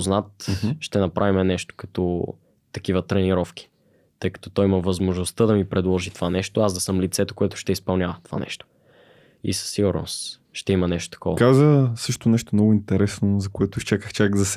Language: Bulgarian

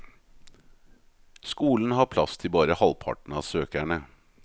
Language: Norwegian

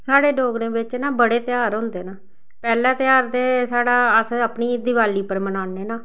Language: Dogri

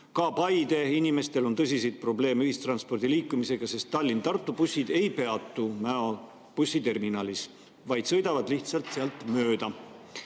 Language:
Estonian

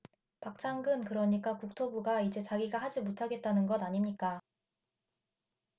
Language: Korean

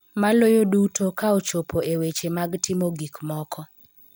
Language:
Luo (Kenya and Tanzania)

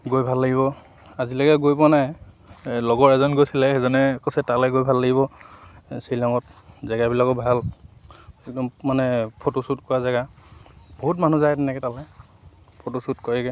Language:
Assamese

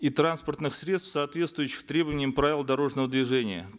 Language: Kazakh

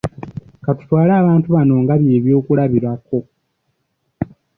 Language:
Ganda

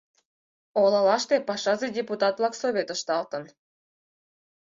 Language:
Mari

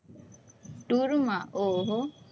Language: Gujarati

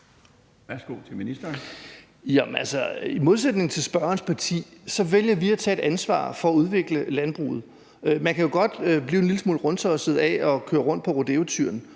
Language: Danish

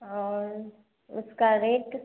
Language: Hindi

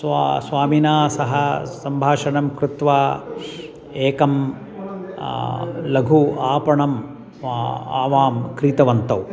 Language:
Sanskrit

